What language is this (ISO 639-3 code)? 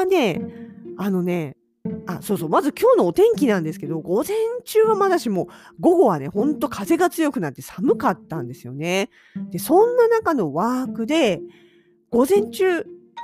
jpn